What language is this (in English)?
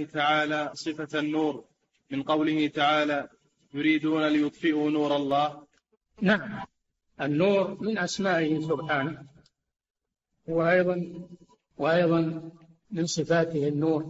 Arabic